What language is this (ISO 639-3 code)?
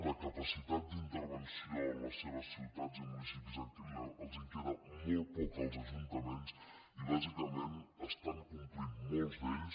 cat